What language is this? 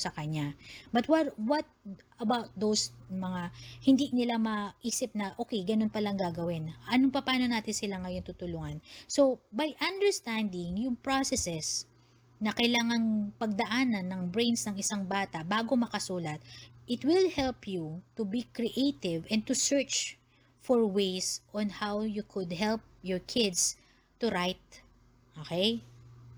Filipino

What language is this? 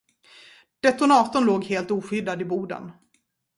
Swedish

